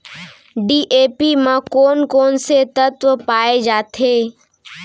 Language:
Chhattisgarhi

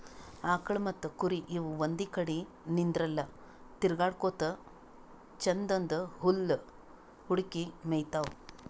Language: Kannada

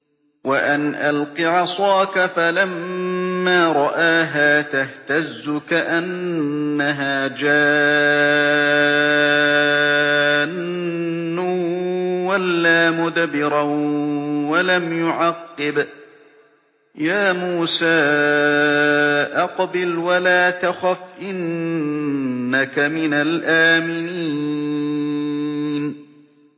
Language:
Arabic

